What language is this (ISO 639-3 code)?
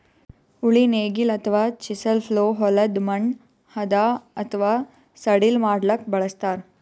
kan